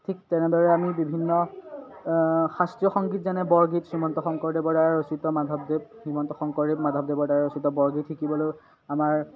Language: Assamese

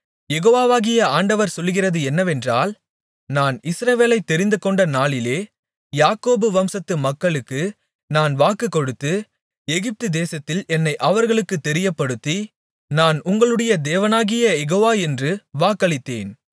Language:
Tamil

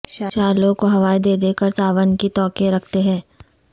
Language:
Urdu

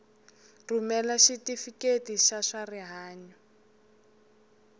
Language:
Tsonga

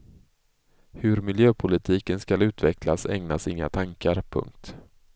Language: Swedish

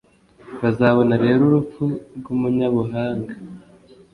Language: Kinyarwanda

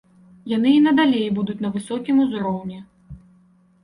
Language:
Belarusian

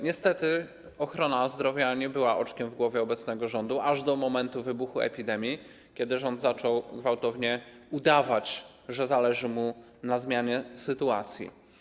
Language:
Polish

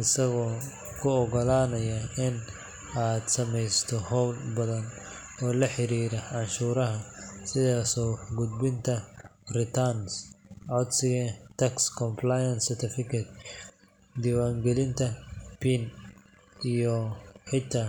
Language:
Somali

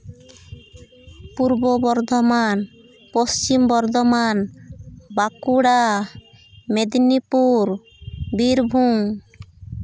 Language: Santali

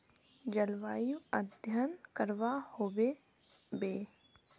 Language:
Magahi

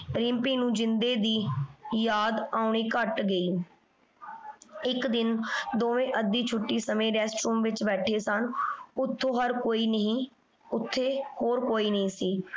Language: Punjabi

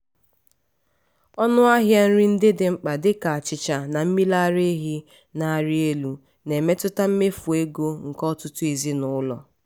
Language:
Igbo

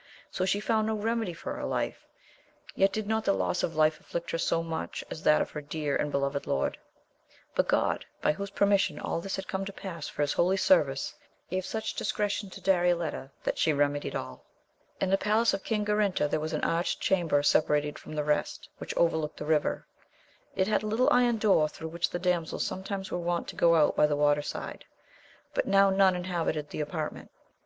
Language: English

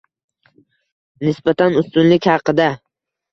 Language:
Uzbek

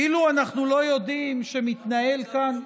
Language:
Hebrew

